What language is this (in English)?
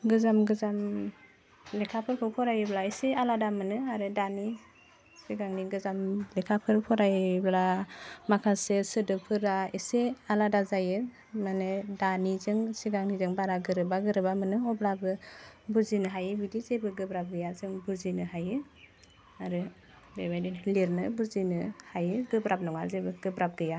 Bodo